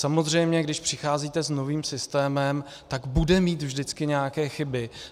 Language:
Czech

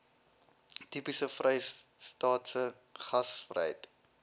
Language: Afrikaans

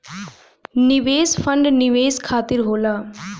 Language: Bhojpuri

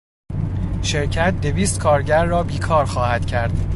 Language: Persian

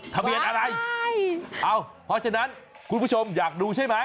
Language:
Thai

